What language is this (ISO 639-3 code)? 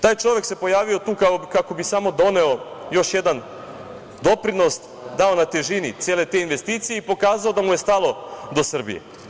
srp